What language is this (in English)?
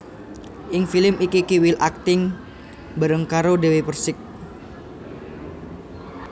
Javanese